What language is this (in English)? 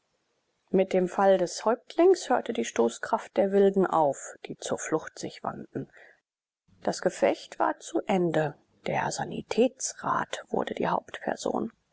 German